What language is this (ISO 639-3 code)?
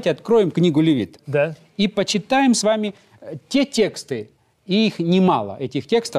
rus